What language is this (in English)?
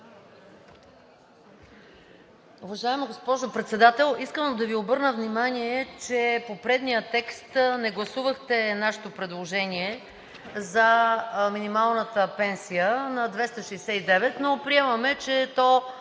Bulgarian